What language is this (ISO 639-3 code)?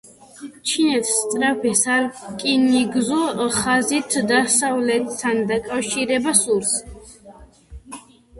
kat